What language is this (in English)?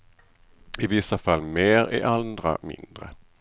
Swedish